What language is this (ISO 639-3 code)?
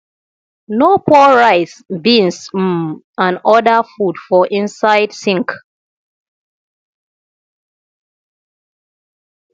pcm